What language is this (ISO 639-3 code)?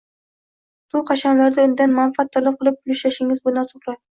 uzb